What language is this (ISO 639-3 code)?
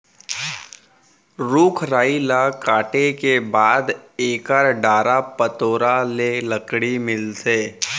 hne